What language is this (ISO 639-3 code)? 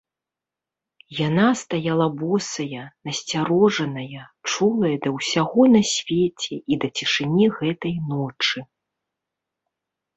bel